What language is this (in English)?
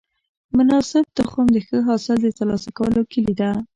Pashto